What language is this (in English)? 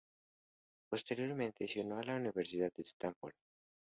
Spanish